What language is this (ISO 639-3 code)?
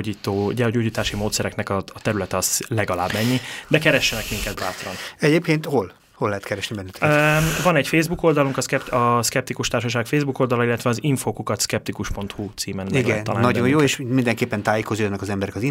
hun